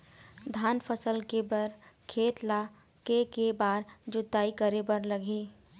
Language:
Chhattisgarhi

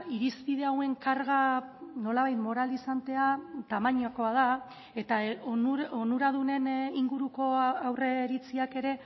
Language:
Basque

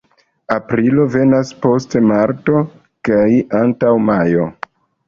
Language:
Esperanto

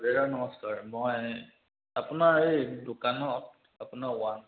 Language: Assamese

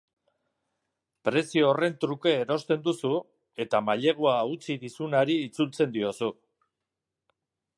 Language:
Basque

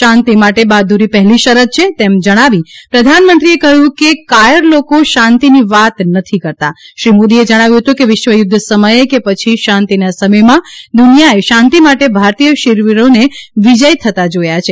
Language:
Gujarati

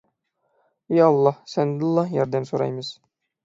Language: Uyghur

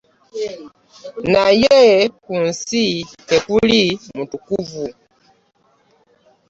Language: Ganda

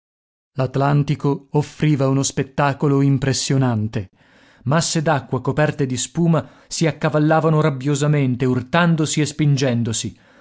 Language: Italian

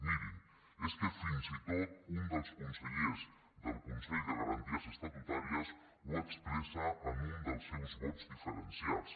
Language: Catalan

